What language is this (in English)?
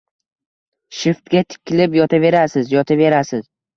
Uzbek